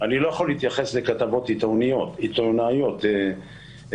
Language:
Hebrew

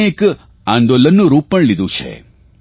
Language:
Gujarati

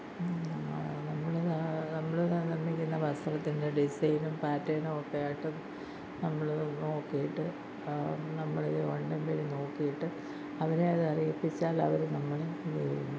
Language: Malayalam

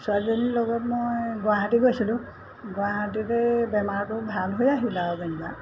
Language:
Assamese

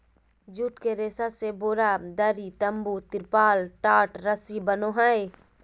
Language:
Magahi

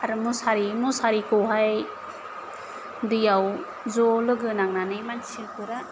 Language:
Bodo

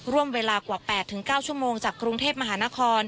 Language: Thai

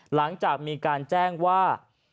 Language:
Thai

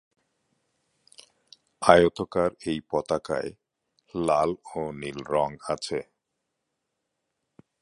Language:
Bangla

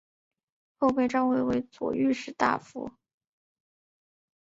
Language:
Chinese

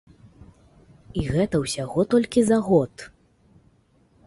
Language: Belarusian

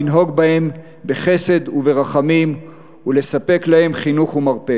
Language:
Hebrew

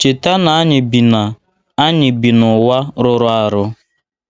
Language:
Igbo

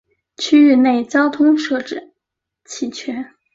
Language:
Chinese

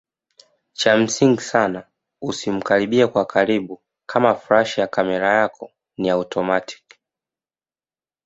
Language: Swahili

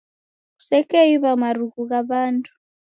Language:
Taita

